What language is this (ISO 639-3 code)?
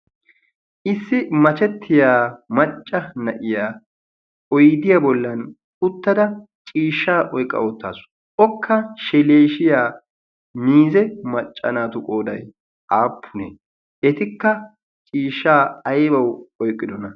wal